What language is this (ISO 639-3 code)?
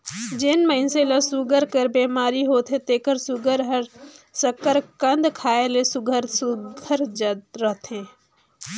hne